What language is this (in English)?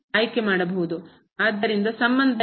Kannada